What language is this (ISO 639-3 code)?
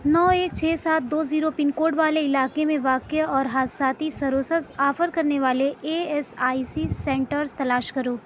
urd